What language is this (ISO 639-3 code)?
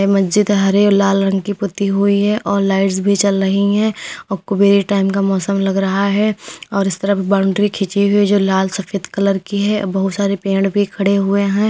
hin